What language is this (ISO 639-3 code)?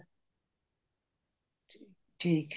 pan